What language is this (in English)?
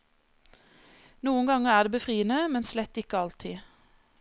Norwegian